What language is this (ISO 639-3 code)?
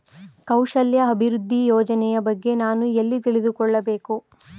kan